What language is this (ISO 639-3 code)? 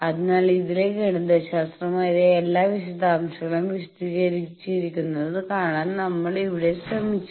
mal